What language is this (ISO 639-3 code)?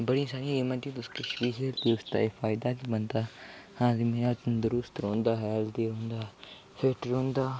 doi